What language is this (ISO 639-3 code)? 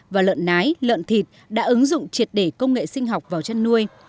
vie